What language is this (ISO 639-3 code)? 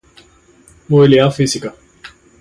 spa